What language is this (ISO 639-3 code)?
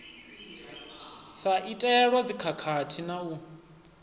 ven